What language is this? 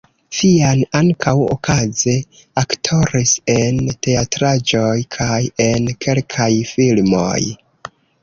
Esperanto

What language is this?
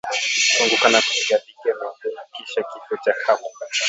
Swahili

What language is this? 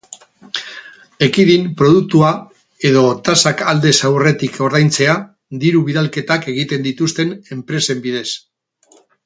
Basque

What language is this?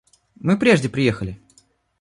Russian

